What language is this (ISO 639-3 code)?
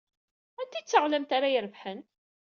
kab